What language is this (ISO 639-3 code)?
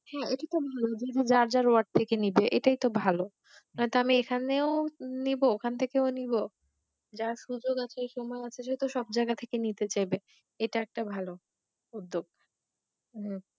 ben